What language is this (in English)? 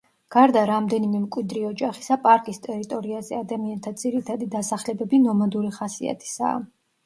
Georgian